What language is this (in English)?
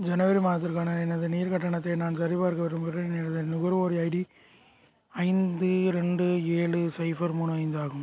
Tamil